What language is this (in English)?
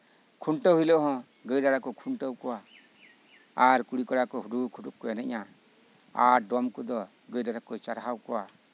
Santali